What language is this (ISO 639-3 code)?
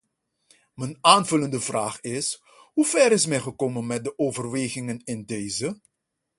nld